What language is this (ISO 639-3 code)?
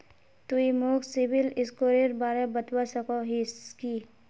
mag